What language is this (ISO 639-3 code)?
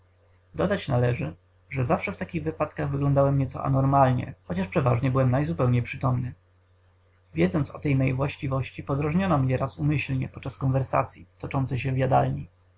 pol